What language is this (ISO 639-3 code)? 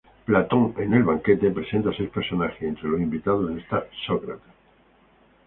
spa